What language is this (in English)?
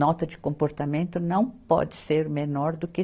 Portuguese